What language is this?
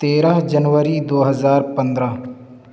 Urdu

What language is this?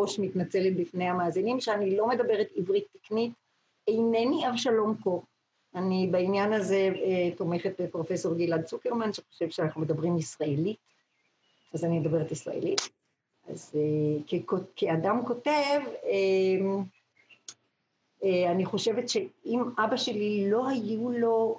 Hebrew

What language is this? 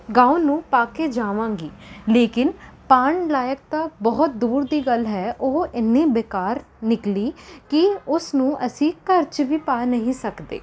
Punjabi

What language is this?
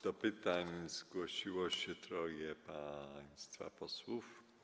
Polish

